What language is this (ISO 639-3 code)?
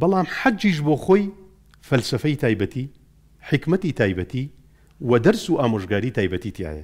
ara